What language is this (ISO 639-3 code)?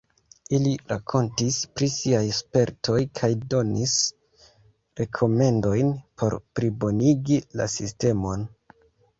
epo